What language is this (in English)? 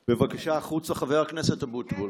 Hebrew